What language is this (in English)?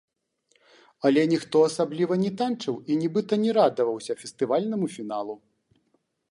Belarusian